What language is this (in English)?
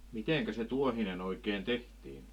Finnish